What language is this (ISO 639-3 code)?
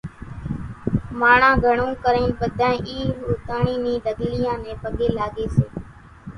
gjk